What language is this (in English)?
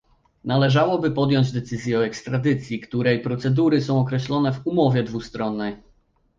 Polish